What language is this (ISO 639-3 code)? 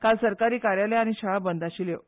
kok